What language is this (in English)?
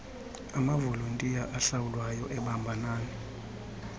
Xhosa